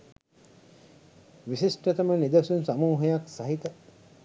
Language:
Sinhala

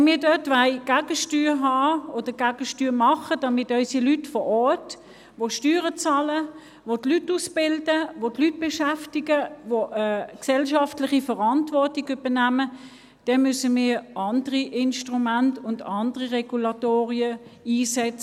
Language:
Swiss German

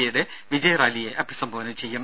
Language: Malayalam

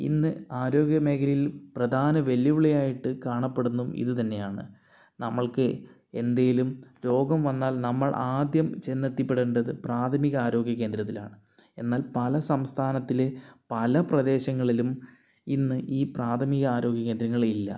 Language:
Malayalam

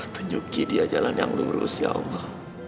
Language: Indonesian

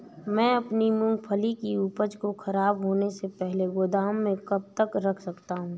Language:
Hindi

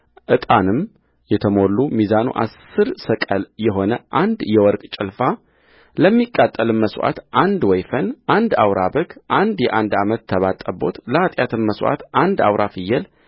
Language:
Amharic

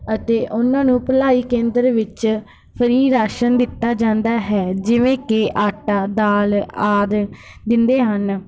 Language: Punjabi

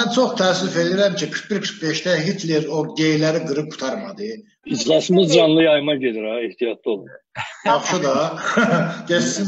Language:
Turkish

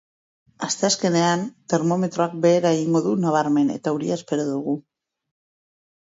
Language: Basque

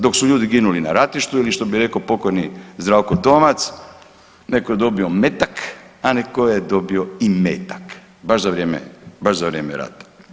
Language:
Croatian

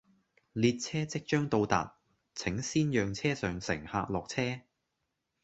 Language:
Cantonese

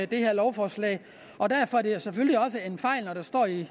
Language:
Danish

